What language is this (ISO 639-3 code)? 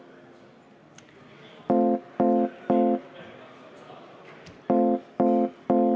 est